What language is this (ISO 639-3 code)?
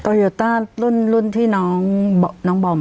tha